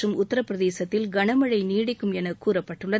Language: Tamil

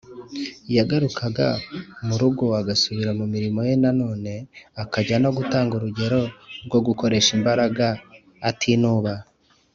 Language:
Kinyarwanda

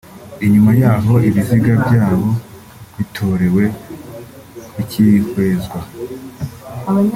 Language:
Kinyarwanda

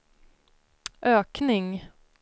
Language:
Swedish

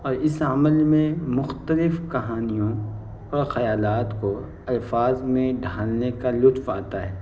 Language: Urdu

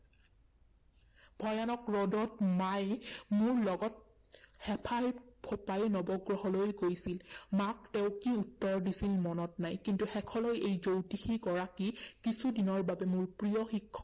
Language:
Assamese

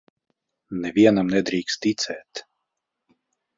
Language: Latvian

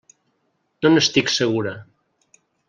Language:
Catalan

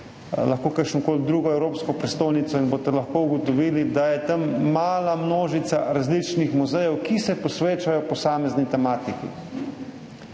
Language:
Slovenian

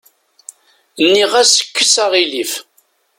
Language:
Kabyle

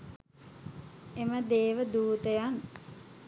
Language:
Sinhala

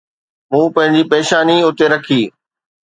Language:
Sindhi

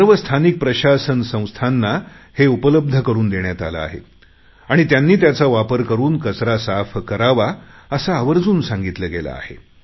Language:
Marathi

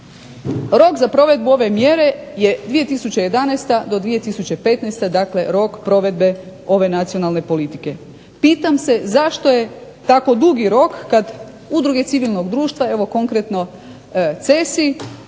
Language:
Croatian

